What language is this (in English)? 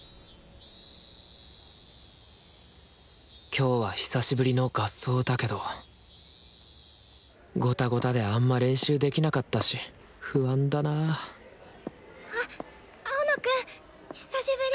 Japanese